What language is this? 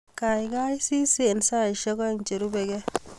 Kalenjin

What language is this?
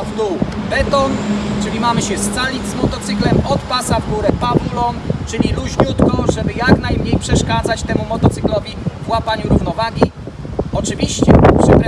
Polish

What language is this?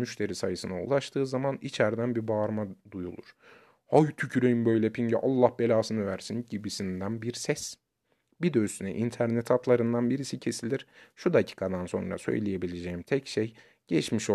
Turkish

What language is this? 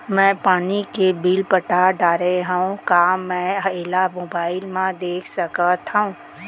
Chhattisgarhi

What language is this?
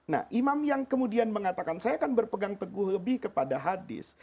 Indonesian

